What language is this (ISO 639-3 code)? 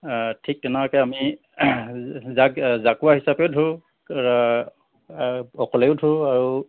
asm